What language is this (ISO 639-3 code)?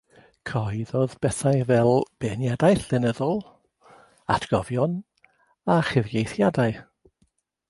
cym